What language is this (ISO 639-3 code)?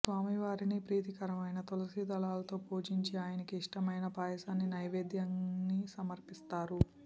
tel